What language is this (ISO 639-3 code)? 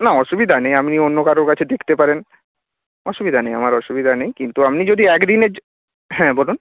ben